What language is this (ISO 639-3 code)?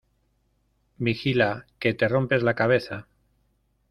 spa